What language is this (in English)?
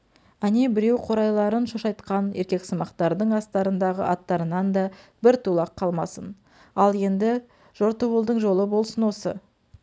Kazakh